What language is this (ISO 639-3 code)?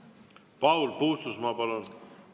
est